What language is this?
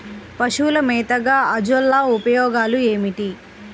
Telugu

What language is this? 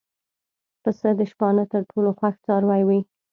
Pashto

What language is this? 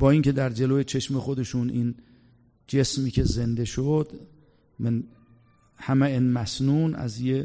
Persian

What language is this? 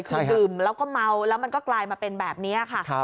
Thai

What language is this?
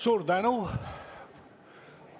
Estonian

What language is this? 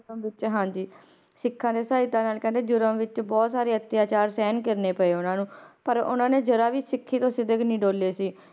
Punjabi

